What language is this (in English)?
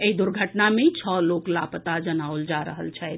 Maithili